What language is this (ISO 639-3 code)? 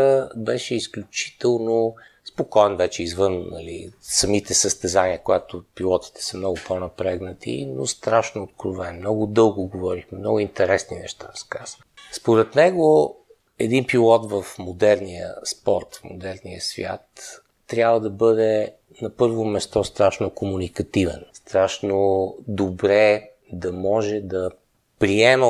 bul